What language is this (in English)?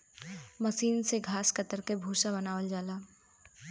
Bhojpuri